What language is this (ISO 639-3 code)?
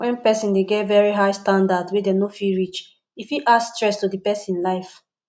pcm